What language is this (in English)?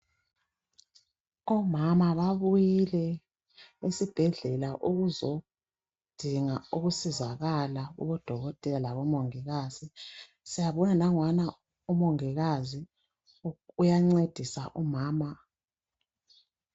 North Ndebele